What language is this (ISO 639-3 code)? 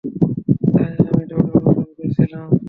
ben